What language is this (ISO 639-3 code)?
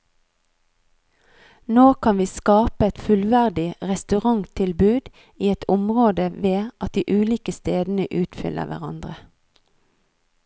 nor